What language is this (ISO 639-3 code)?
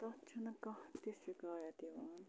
kas